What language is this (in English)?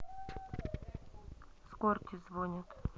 Russian